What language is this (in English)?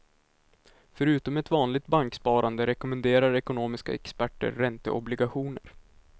Swedish